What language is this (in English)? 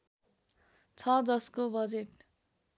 Nepali